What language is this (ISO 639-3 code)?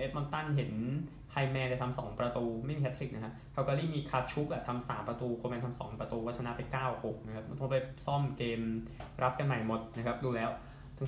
tha